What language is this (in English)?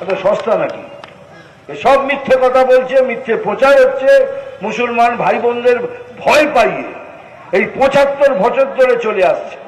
Romanian